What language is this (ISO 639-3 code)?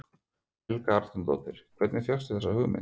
isl